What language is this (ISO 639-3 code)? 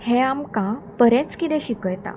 kok